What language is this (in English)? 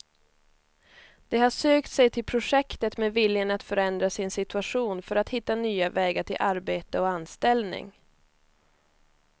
Swedish